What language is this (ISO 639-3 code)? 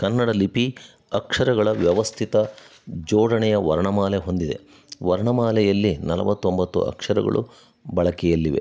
kan